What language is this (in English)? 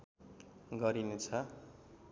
Nepali